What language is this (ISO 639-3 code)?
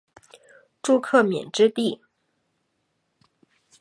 zho